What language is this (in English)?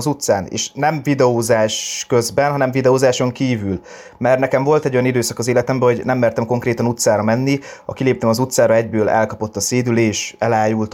Hungarian